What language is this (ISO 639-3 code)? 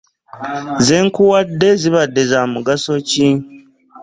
lug